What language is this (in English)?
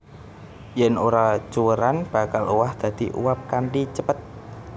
Javanese